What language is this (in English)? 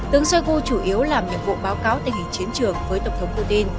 Vietnamese